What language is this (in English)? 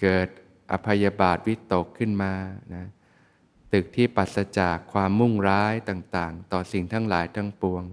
Thai